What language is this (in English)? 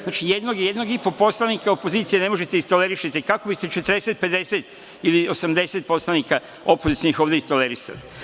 Serbian